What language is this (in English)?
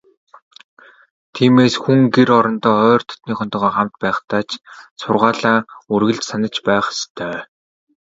Mongolian